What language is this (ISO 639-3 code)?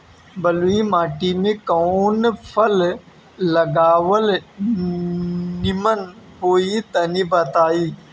bho